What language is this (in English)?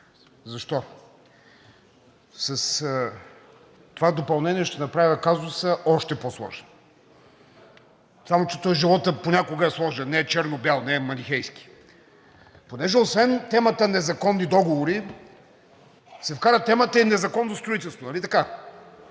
Bulgarian